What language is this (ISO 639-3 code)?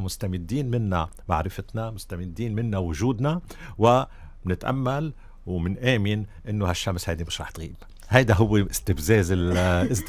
ara